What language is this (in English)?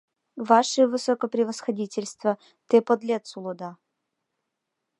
Mari